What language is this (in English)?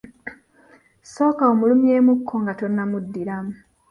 Ganda